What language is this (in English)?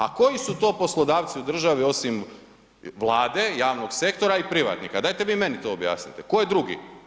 Croatian